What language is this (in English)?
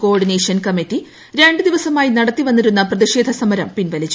Malayalam